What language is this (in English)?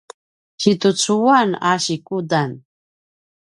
Paiwan